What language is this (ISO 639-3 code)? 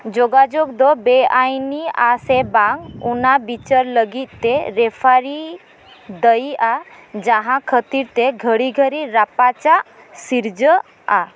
sat